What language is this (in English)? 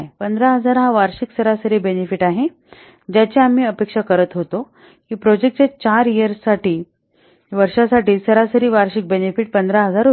Marathi